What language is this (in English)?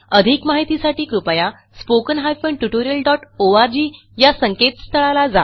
Marathi